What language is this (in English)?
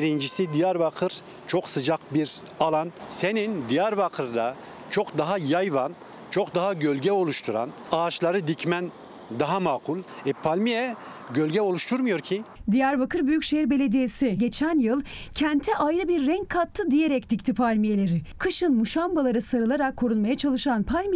Turkish